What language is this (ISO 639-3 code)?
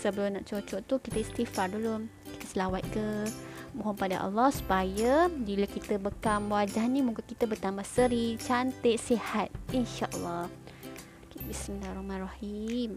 msa